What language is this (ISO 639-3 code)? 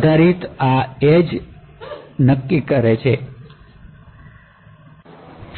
guj